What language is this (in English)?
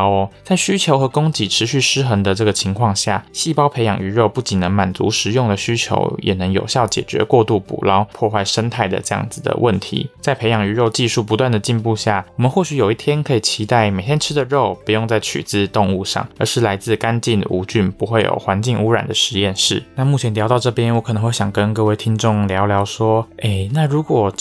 Chinese